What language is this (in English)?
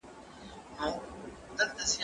Pashto